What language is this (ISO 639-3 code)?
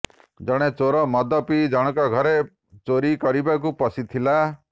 ori